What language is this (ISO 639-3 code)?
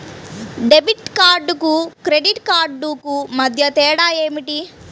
tel